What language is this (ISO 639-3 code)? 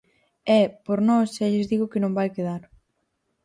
glg